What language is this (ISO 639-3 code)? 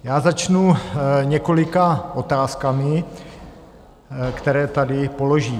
ces